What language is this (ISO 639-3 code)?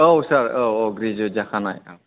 brx